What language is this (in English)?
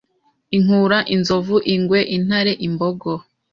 Kinyarwanda